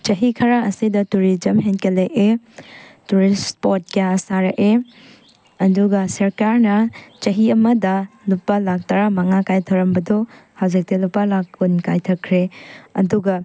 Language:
Manipuri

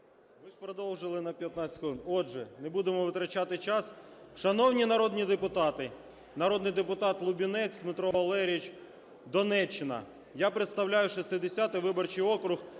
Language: Ukrainian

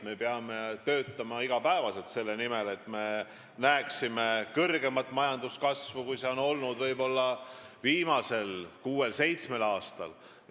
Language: Estonian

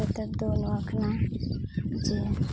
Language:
Santali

